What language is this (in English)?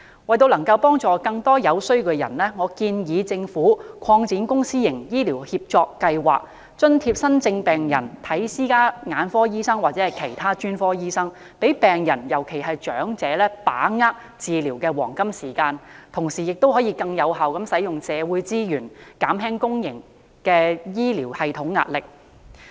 Cantonese